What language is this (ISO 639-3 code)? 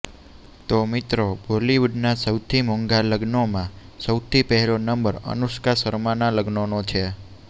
guj